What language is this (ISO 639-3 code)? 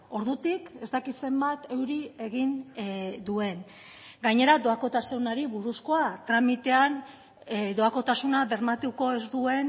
eus